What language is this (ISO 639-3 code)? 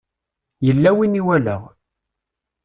kab